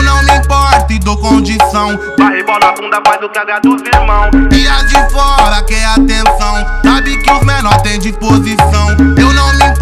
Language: Dutch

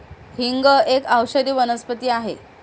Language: Marathi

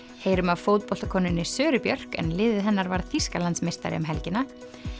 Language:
Icelandic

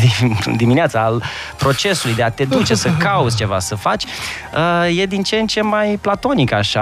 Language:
Romanian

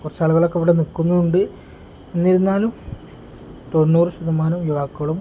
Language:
Malayalam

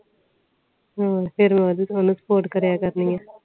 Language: Punjabi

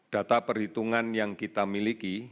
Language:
Indonesian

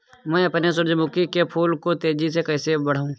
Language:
Hindi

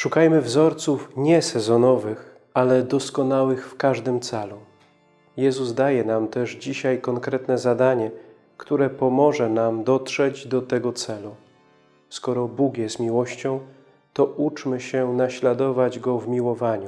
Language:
Polish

